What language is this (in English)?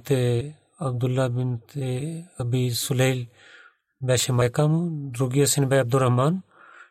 Bulgarian